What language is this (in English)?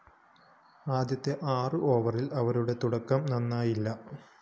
Malayalam